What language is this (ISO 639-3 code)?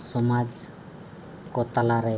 sat